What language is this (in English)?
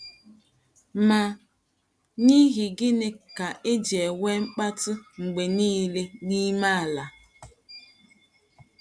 Igbo